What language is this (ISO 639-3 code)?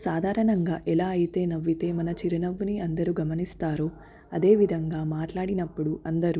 tel